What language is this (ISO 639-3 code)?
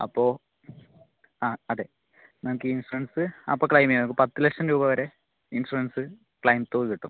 mal